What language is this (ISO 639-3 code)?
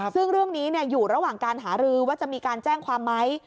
tha